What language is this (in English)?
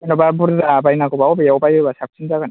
Bodo